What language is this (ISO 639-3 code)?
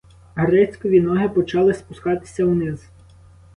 ukr